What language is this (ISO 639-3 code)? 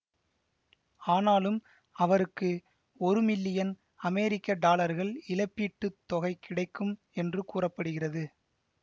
tam